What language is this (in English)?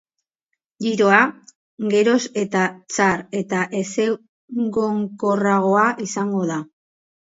Basque